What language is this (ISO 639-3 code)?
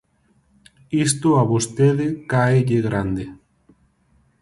glg